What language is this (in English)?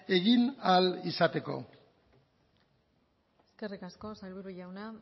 Basque